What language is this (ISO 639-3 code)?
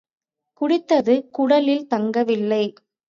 tam